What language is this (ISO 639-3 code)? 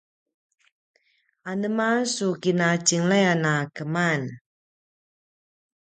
pwn